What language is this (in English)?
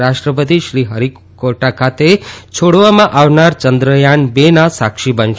Gujarati